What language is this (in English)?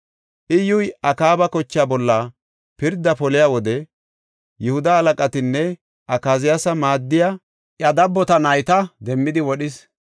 Gofa